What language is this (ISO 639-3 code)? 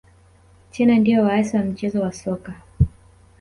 swa